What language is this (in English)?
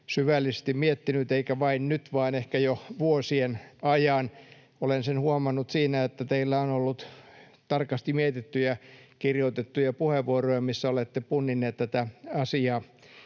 Finnish